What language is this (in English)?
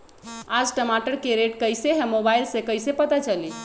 Magahi